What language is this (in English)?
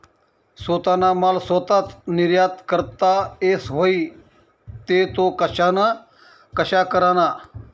Marathi